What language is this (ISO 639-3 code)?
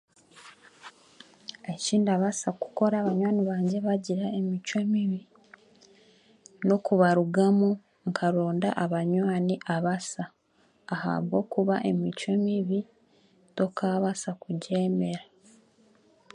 cgg